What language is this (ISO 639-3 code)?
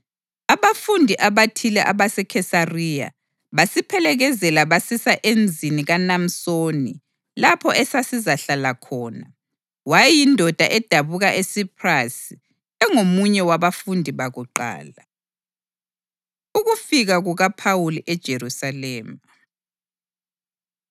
nde